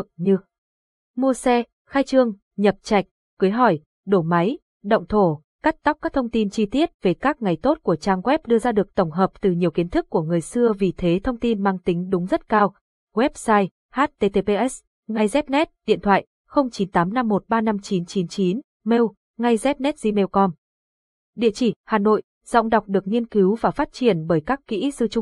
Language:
Vietnamese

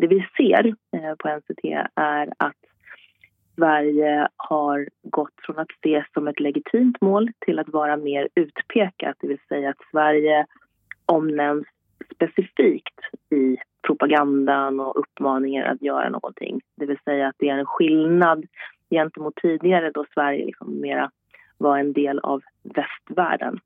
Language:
Swedish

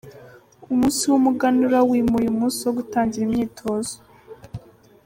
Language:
Kinyarwanda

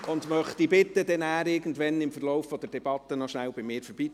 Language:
Swiss German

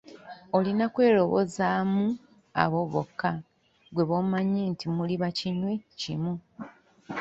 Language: Ganda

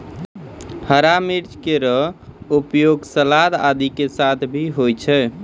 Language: Maithili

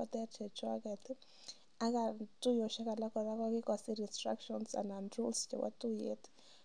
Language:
Kalenjin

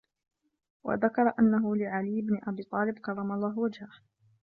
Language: Arabic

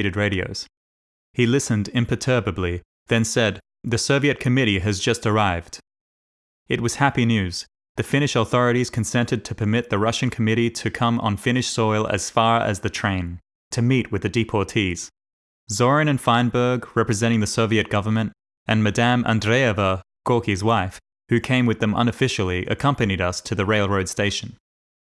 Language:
English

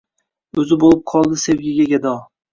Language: Uzbek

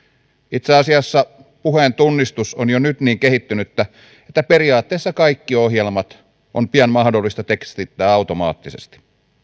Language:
Finnish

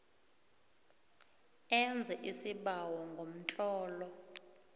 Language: South Ndebele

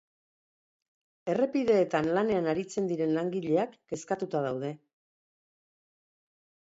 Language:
Basque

